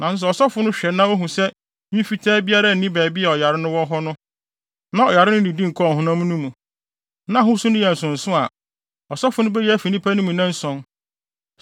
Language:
Akan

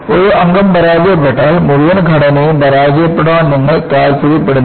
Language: Malayalam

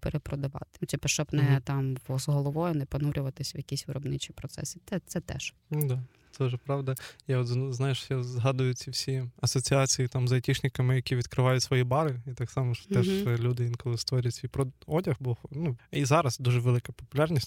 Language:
Ukrainian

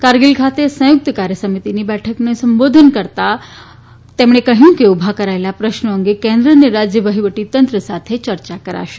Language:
Gujarati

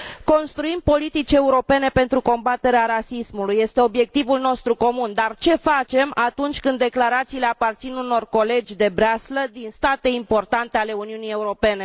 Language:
Romanian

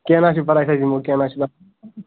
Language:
Kashmiri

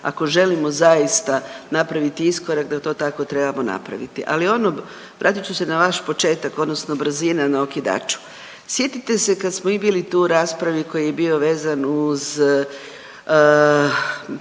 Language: Croatian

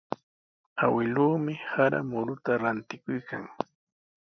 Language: Sihuas Ancash Quechua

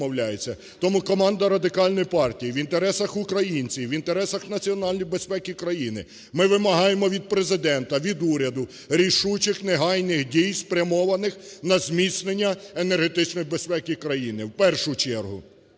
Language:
Ukrainian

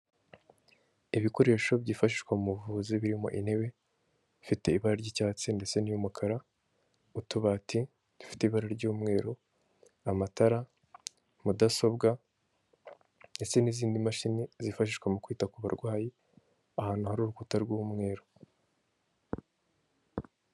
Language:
Kinyarwanda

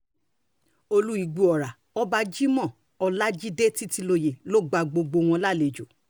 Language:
Yoruba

